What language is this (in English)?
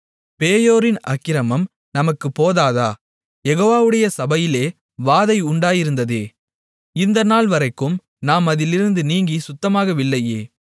Tamil